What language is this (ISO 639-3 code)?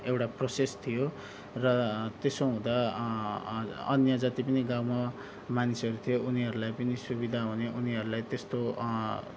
nep